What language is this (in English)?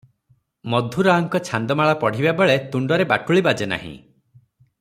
Odia